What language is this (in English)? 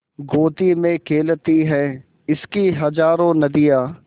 Hindi